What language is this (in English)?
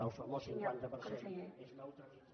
Catalan